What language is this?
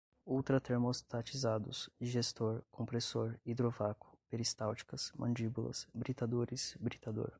Portuguese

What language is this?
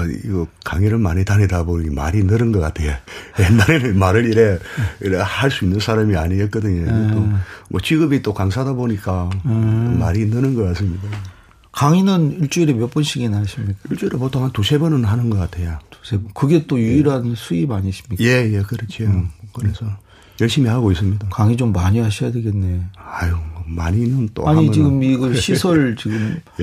Korean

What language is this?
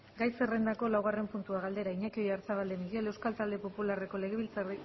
Basque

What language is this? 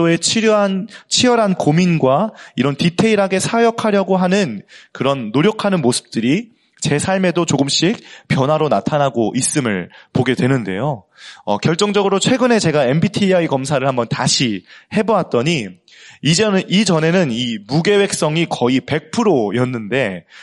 Korean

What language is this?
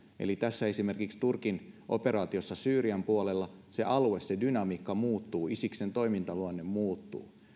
Finnish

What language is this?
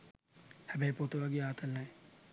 Sinhala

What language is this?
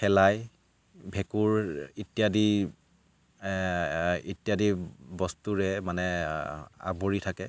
Assamese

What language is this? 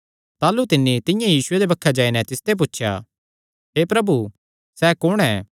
Kangri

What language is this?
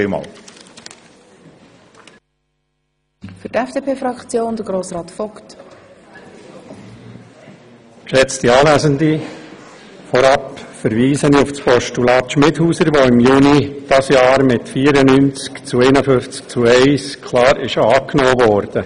Swiss German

